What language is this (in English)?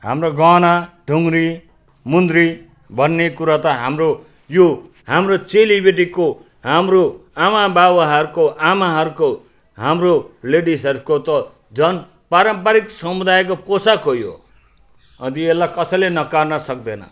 Nepali